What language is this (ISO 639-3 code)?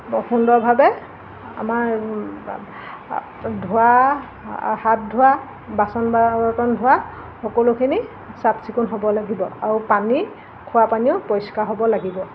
asm